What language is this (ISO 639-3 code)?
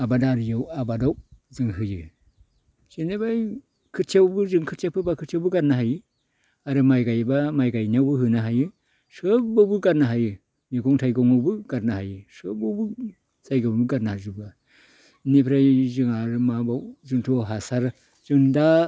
brx